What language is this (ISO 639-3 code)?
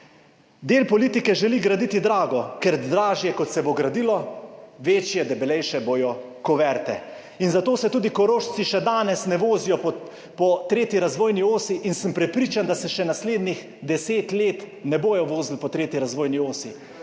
slv